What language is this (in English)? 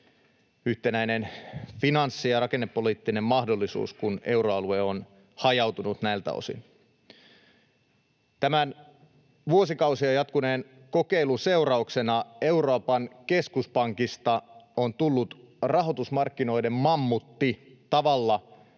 Finnish